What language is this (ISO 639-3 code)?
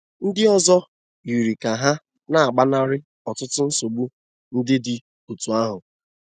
ibo